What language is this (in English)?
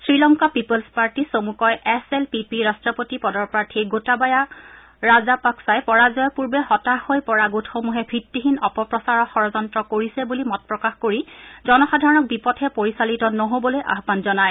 Assamese